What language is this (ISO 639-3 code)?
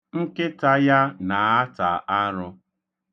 ibo